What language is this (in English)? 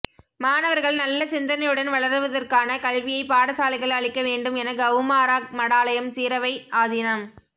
Tamil